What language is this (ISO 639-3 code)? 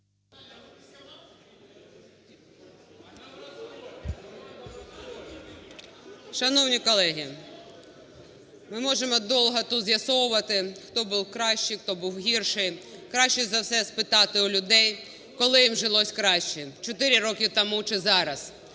ukr